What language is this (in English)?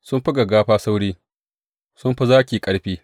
Hausa